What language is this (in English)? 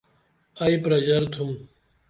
Dameli